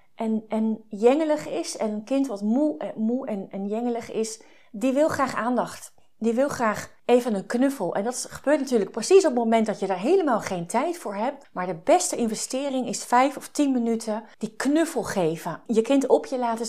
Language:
Dutch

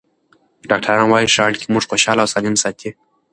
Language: Pashto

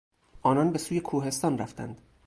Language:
Persian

